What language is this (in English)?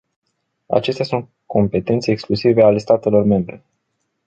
Romanian